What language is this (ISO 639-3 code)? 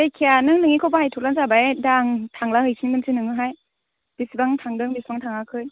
brx